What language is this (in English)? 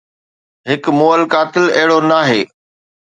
Sindhi